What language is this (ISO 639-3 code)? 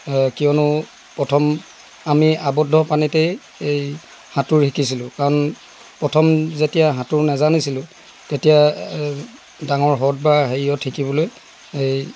asm